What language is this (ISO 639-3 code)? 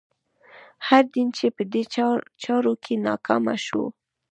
pus